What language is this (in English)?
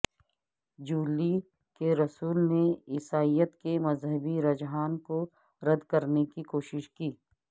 Urdu